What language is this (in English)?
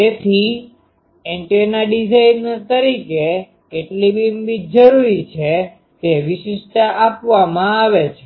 Gujarati